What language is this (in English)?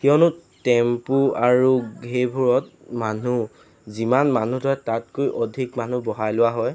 Assamese